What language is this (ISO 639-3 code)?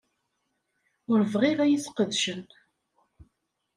kab